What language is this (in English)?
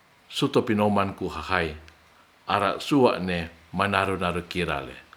Ratahan